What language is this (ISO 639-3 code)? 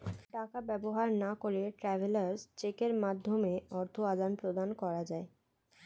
ben